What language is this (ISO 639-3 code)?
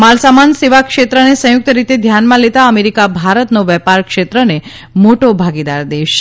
guj